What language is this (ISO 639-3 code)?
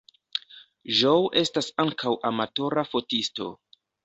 epo